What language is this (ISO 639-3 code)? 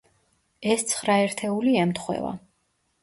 kat